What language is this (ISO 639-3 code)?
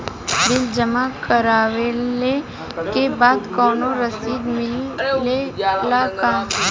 bho